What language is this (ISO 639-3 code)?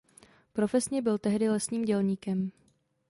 ces